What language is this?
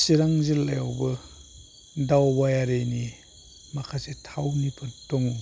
Bodo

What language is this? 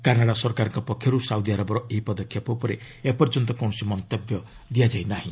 Odia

